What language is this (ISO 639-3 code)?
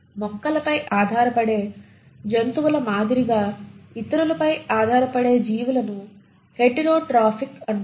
tel